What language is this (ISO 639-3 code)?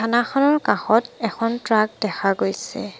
asm